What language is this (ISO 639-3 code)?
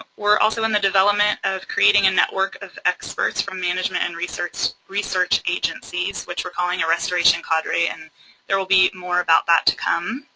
eng